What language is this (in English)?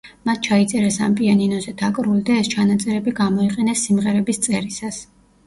Georgian